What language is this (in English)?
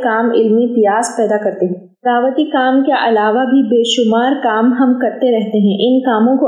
Urdu